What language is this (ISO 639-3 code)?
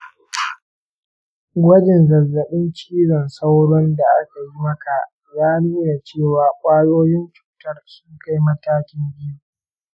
hau